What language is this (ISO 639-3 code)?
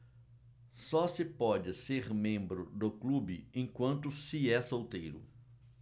por